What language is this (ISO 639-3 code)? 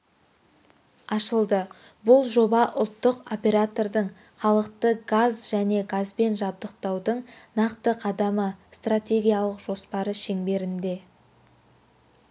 kaz